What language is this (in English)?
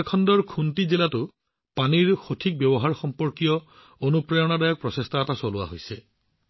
Assamese